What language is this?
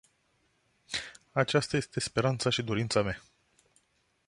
Romanian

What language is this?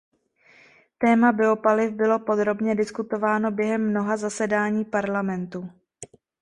Czech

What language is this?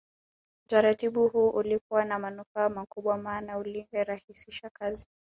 Swahili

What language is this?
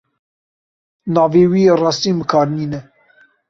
Kurdish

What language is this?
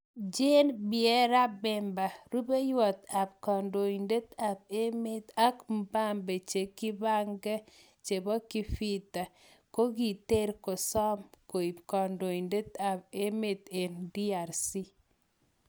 Kalenjin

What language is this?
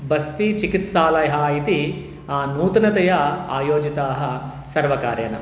Sanskrit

